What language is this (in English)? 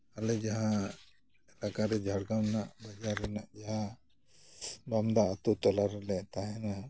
Santali